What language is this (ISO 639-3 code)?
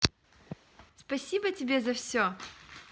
rus